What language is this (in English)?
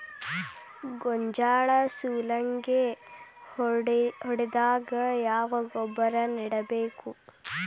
Kannada